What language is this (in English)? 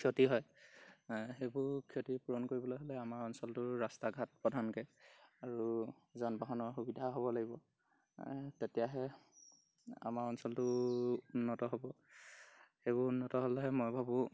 Assamese